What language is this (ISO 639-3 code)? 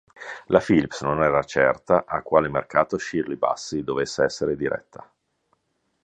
ita